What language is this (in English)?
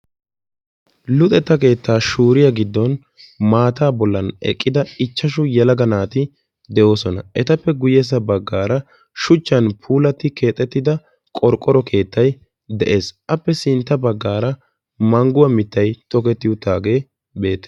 Wolaytta